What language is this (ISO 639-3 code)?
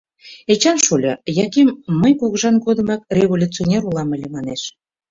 chm